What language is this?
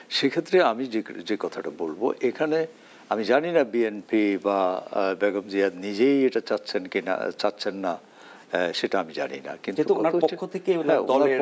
Bangla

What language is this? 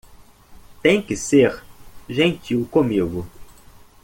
Portuguese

